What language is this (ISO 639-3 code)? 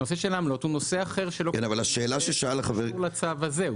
heb